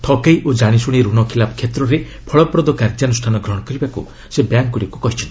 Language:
Odia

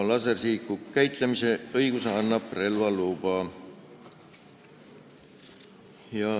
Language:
Estonian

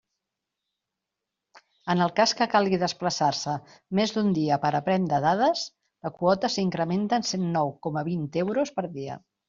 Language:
Catalan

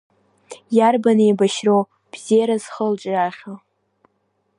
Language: Abkhazian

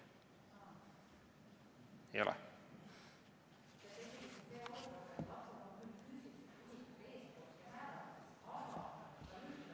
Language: Estonian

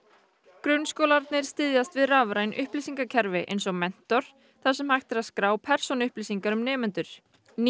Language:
Icelandic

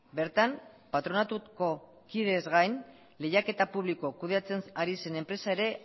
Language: Basque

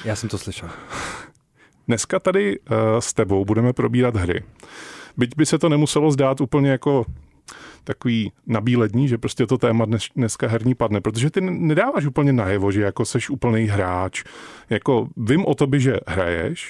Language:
Czech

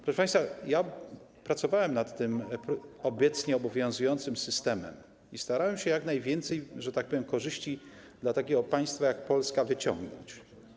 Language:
Polish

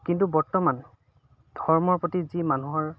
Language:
Assamese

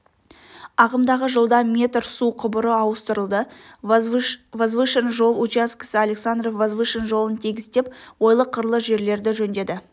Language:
Kazakh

